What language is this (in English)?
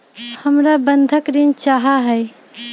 Magahi